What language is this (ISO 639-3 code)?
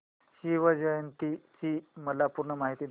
mar